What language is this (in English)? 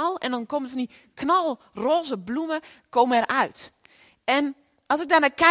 Dutch